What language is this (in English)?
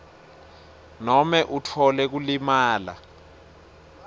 Swati